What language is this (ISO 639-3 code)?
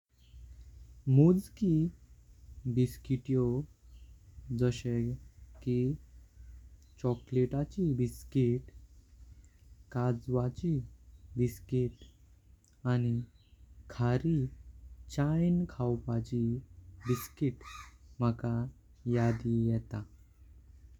kok